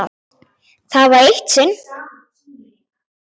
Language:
Icelandic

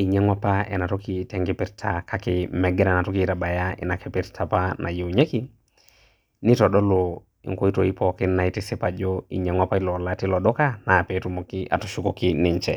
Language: Masai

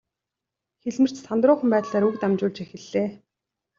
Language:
Mongolian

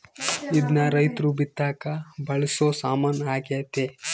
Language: Kannada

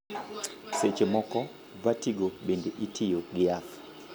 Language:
Luo (Kenya and Tanzania)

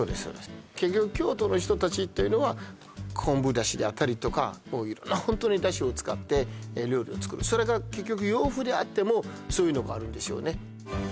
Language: Japanese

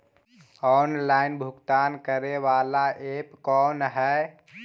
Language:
Magahi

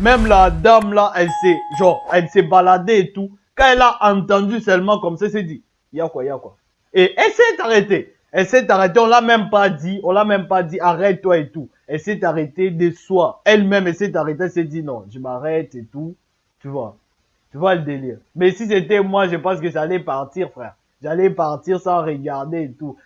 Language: French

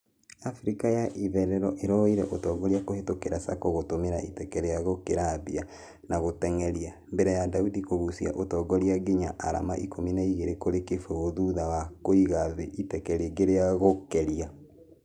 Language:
Kikuyu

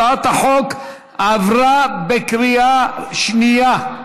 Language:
Hebrew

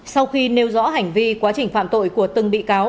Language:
Vietnamese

